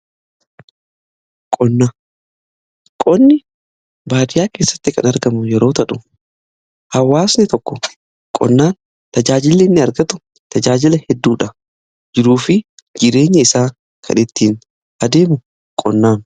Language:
Oromo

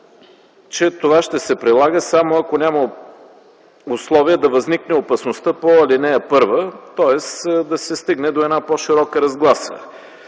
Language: Bulgarian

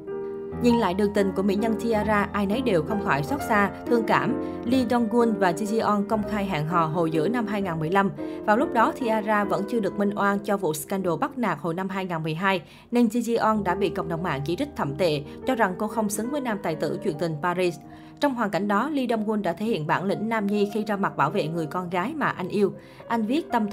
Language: Vietnamese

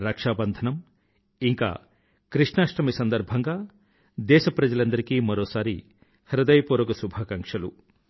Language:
Telugu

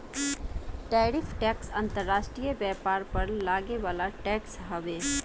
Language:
Bhojpuri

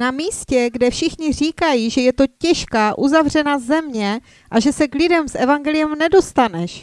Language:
Czech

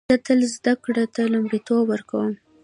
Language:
Pashto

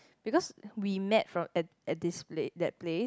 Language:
English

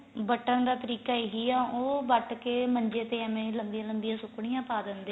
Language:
Punjabi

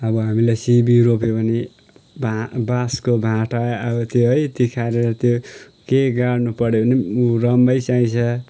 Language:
Nepali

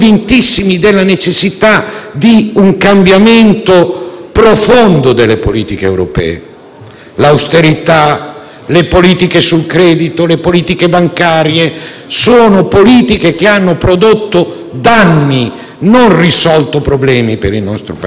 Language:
Italian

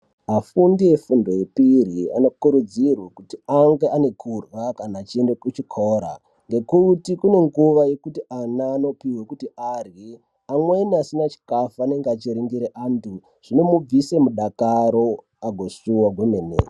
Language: Ndau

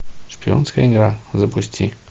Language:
Russian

